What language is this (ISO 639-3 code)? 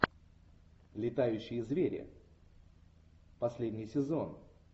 rus